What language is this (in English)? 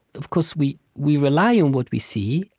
English